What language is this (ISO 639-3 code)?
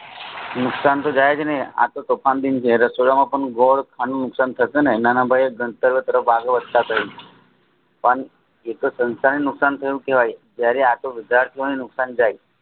guj